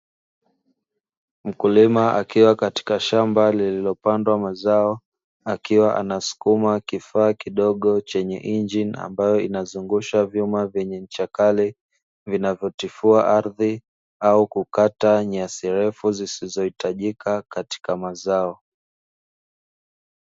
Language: Swahili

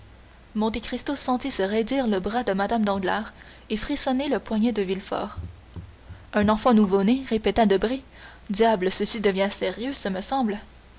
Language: French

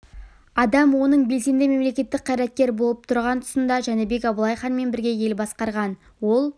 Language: Kazakh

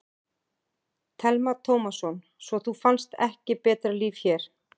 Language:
Icelandic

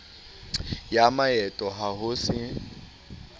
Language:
Southern Sotho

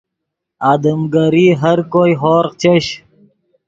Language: Yidgha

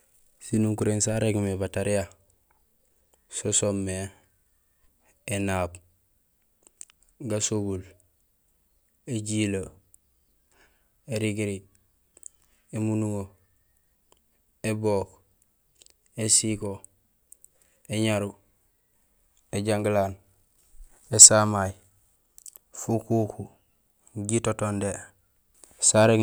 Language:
Gusilay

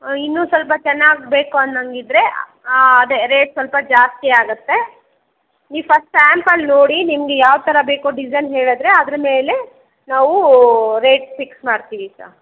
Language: Kannada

